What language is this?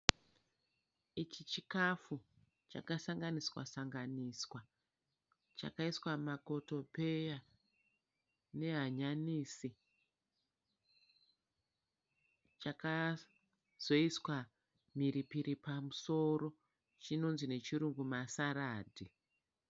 Shona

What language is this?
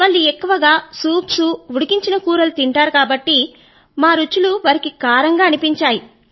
Telugu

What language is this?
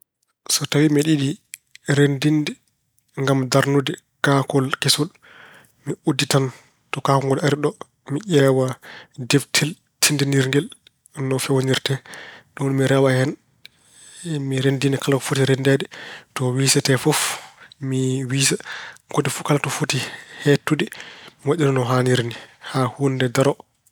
Fula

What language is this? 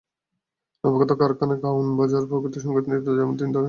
Bangla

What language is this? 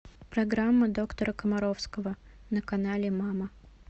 Russian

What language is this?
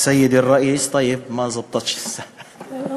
Hebrew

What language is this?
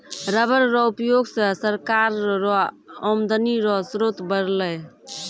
Maithili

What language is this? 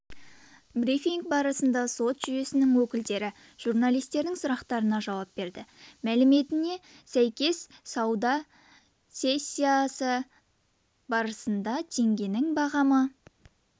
Kazakh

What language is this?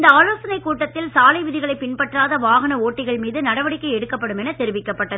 Tamil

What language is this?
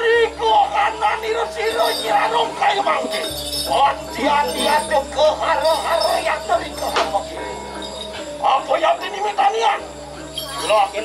Arabic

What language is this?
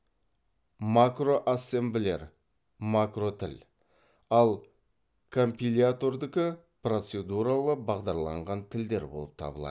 Kazakh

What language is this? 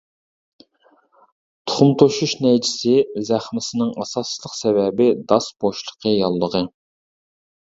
Uyghur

